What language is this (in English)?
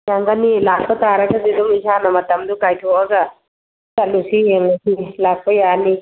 Manipuri